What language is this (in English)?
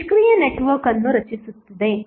Kannada